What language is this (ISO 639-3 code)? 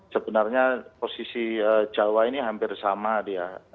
ind